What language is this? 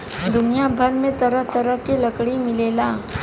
Bhojpuri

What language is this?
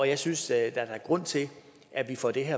Danish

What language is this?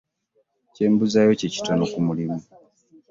Ganda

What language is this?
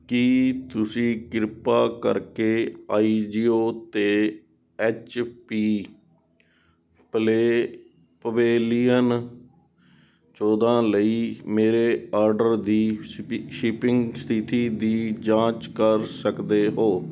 Punjabi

